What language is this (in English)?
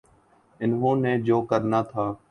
Urdu